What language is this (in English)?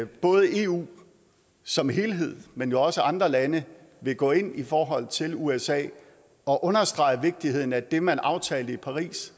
Danish